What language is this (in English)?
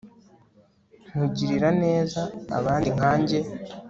Kinyarwanda